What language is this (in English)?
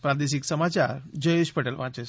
Gujarati